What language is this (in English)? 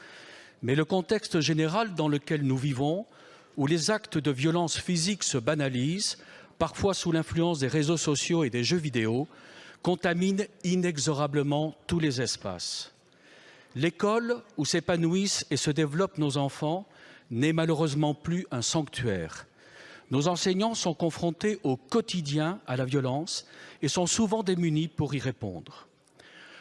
French